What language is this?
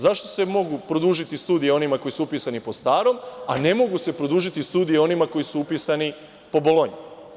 Serbian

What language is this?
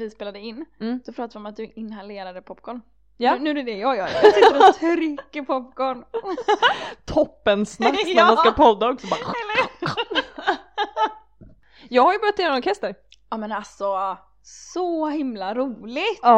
Swedish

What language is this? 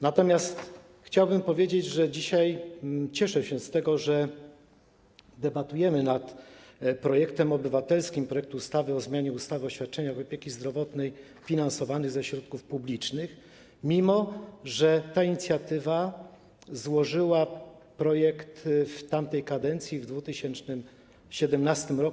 Polish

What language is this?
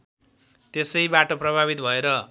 Nepali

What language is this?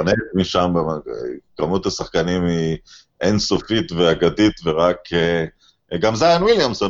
Hebrew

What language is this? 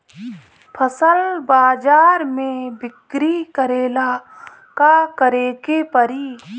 Bhojpuri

